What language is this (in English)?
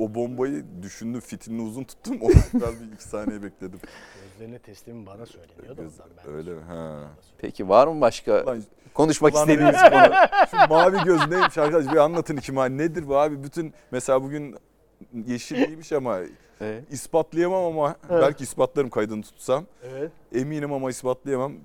Turkish